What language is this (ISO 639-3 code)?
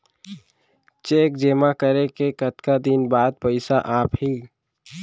hne